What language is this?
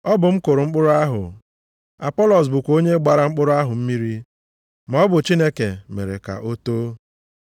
Igbo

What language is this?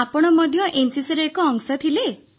Odia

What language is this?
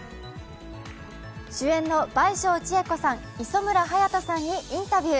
Japanese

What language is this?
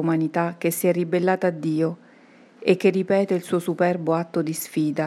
Italian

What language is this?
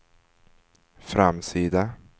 Swedish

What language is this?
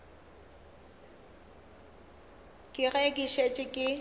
Northern Sotho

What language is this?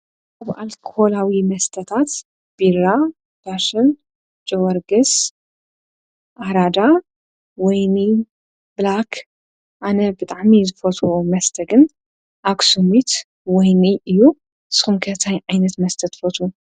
Tigrinya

